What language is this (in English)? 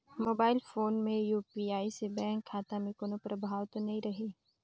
Chhattisgarhi